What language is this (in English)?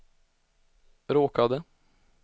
Swedish